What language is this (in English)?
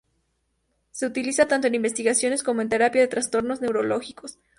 Spanish